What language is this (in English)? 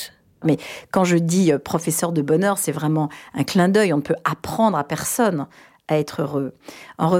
French